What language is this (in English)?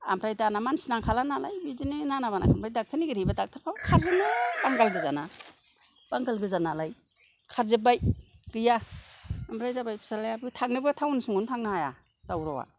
Bodo